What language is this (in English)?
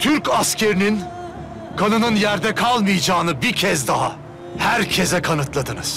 Turkish